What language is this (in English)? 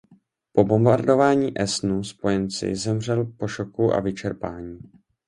Czech